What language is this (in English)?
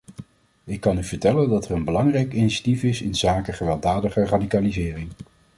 Dutch